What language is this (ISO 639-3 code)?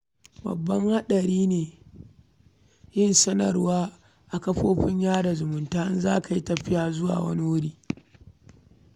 hau